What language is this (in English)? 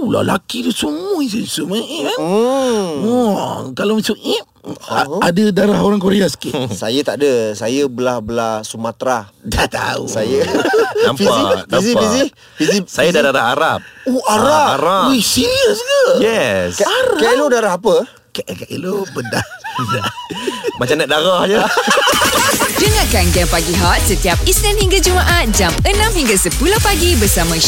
Malay